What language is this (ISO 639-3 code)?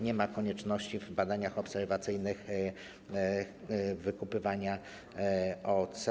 pol